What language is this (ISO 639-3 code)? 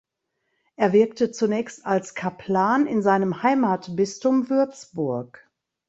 deu